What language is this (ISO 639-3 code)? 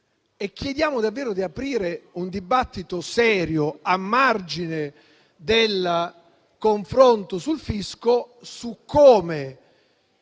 ita